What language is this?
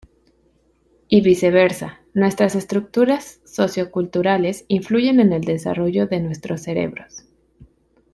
Spanish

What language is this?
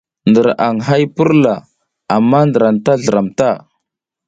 South Giziga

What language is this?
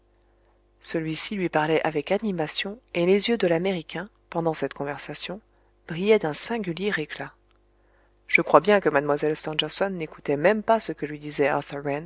French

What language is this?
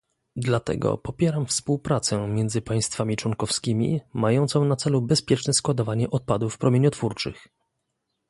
Polish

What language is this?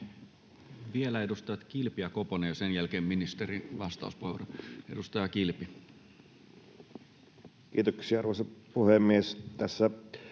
Finnish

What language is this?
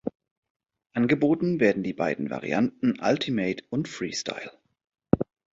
German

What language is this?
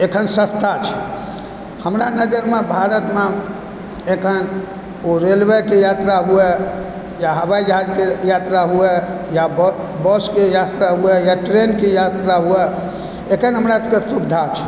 Maithili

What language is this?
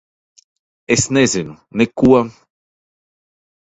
Latvian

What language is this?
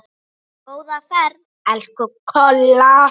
Icelandic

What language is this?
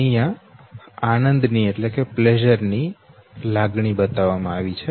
Gujarati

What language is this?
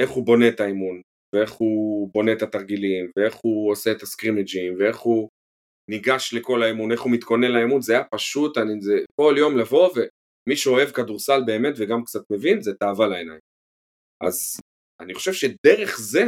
Hebrew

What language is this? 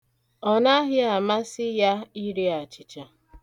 Igbo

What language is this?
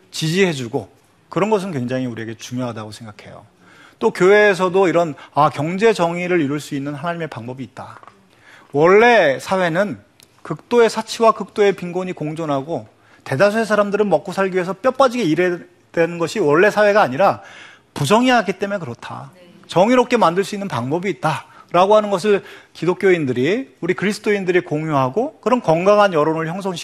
Korean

